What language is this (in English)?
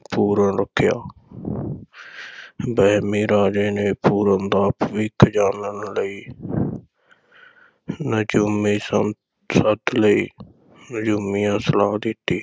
Punjabi